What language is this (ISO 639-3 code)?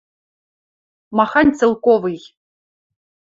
mrj